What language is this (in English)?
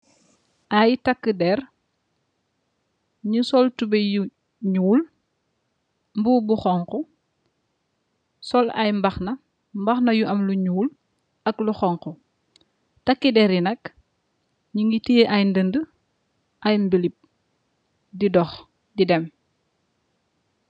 Wolof